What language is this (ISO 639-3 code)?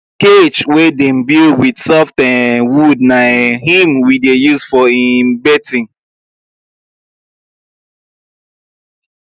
pcm